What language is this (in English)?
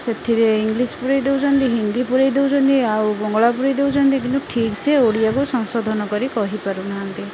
Odia